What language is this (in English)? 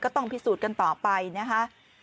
Thai